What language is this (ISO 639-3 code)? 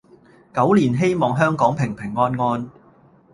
yue